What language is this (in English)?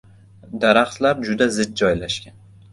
Uzbek